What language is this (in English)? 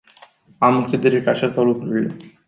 Romanian